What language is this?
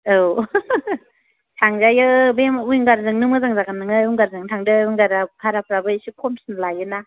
Bodo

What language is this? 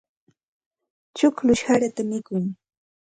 Santa Ana de Tusi Pasco Quechua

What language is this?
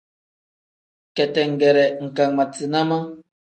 Tem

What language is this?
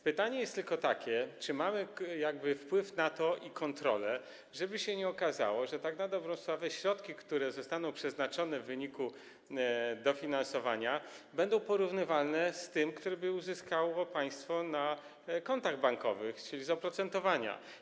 Polish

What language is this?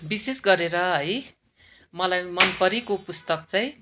Nepali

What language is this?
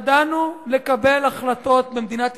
Hebrew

